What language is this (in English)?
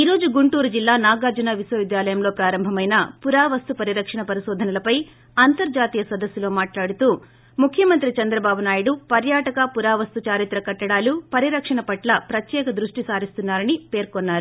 Telugu